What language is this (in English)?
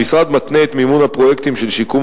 Hebrew